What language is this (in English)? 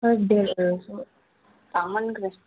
Manipuri